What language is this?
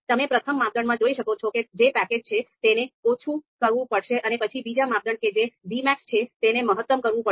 Gujarati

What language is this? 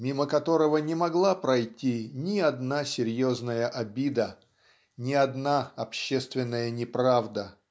Russian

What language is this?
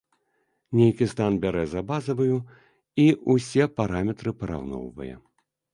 Belarusian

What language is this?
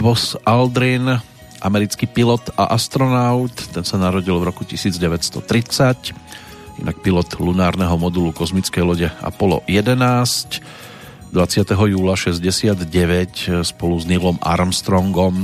Slovak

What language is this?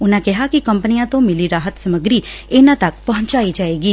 Punjabi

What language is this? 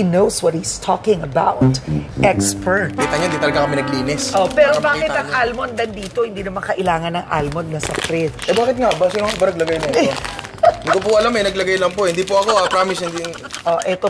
Filipino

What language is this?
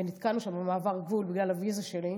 Hebrew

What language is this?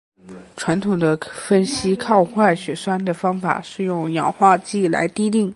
Chinese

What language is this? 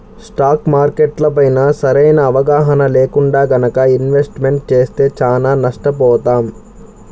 Telugu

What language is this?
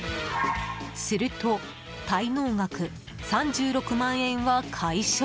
Japanese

